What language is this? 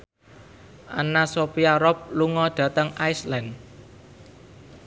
Javanese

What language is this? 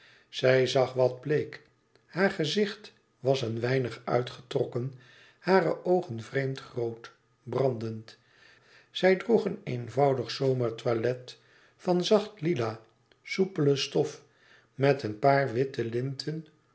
Dutch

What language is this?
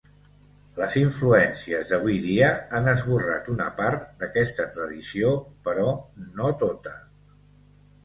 Catalan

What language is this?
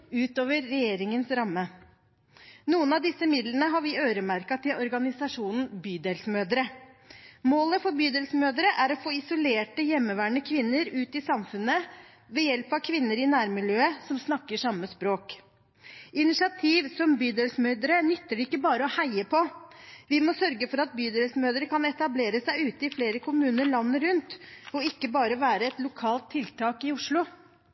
Norwegian Bokmål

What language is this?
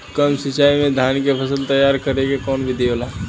Bhojpuri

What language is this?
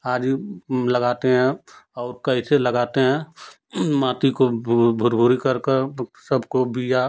Hindi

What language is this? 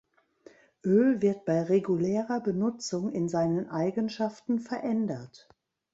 German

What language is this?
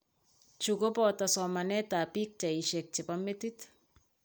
Kalenjin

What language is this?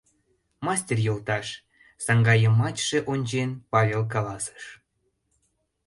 Mari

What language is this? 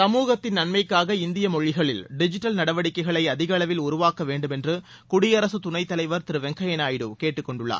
Tamil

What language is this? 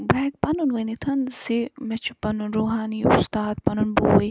Kashmiri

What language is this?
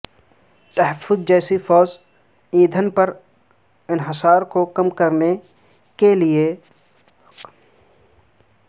Urdu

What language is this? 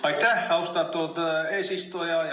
Estonian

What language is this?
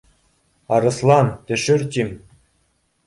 Bashkir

